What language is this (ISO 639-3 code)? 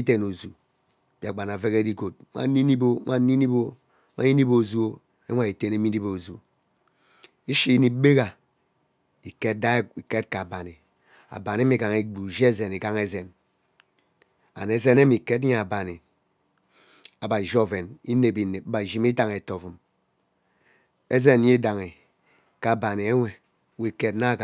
byc